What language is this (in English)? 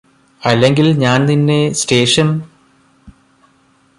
Malayalam